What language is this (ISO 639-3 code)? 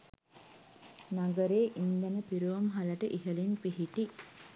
sin